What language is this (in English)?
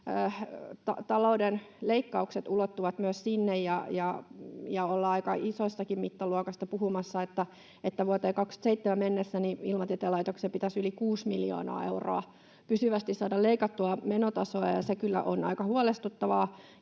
Finnish